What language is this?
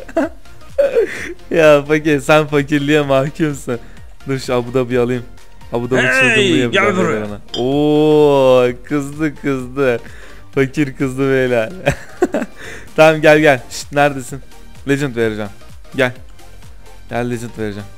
Turkish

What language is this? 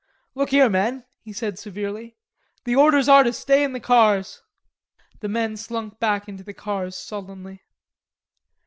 English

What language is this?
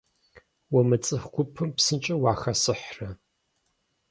Kabardian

